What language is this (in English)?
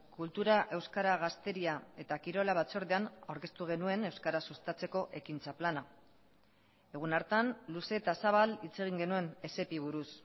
Basque